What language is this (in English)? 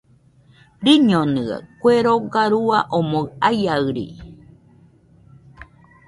Nüpode Huitoto